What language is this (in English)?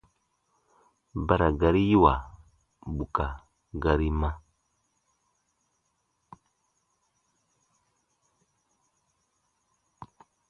Baatonum